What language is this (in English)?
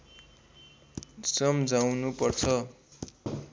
Nepali